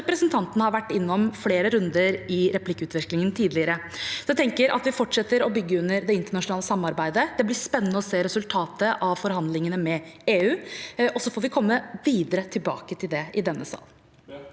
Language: Norwegian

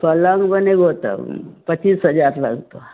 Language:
Maithili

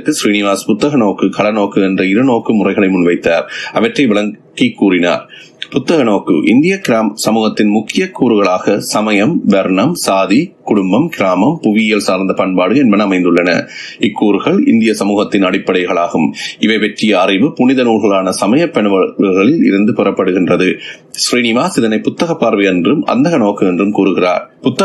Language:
Tamil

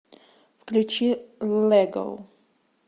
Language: Russian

